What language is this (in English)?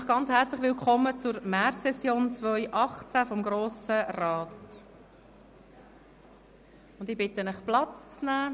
Swiss German